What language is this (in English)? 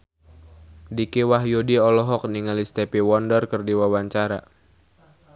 Sundanese